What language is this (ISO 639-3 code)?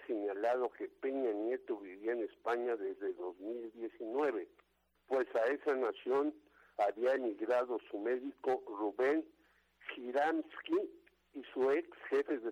spa